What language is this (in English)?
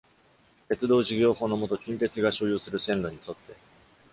Japanese